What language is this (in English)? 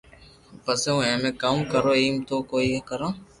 Loarki